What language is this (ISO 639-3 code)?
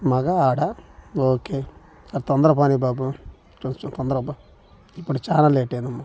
tel